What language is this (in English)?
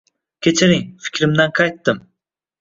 Uzbek